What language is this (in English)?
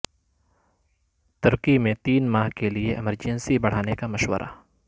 Urdu